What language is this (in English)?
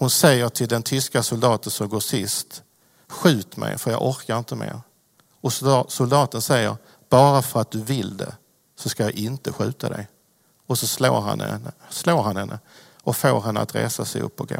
Swedish